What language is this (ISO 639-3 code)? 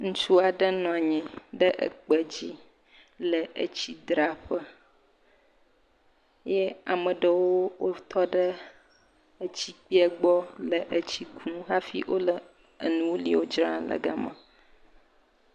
ewe